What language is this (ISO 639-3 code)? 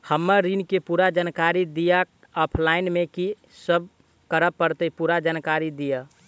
mai